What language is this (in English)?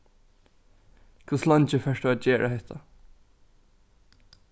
Faroese